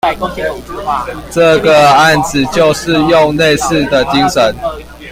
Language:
Chinese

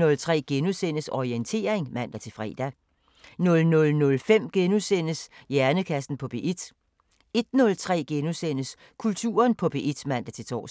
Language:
Danish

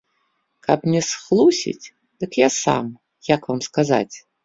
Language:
Belarusian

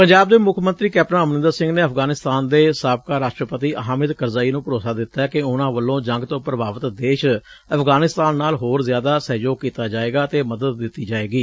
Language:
Punjabi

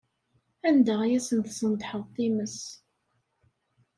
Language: Kabyle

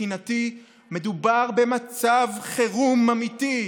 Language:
Hebrew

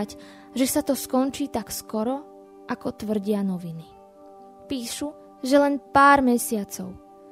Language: Slovak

